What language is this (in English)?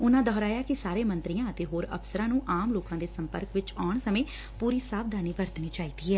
Punjabi